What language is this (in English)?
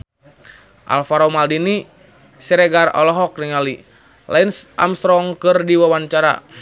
Sundanese